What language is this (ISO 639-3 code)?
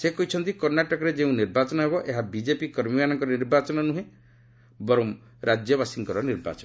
ori